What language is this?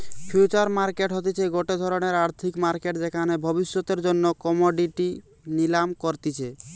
Bangla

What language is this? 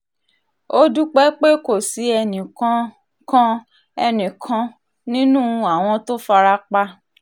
Yoruba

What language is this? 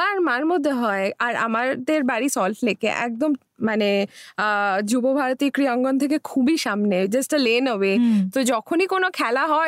Bangla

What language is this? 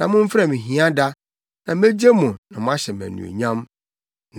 Akan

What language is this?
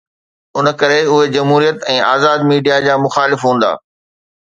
Sindhi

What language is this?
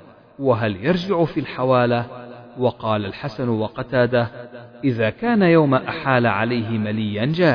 Arabic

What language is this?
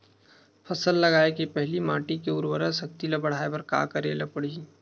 Chhattisgarhi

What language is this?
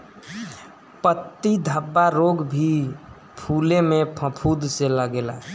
Bhojpuri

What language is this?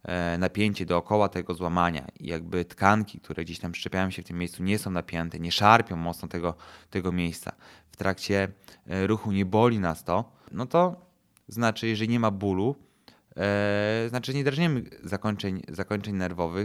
Polish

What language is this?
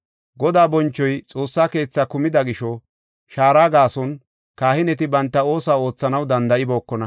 Gofa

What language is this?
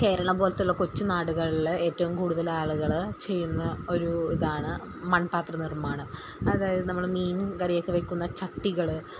Malayalam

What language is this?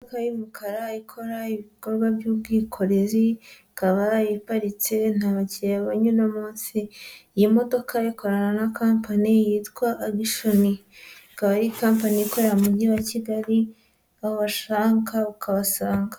Kinyarwanda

